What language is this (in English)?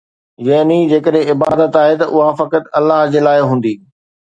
Sindhi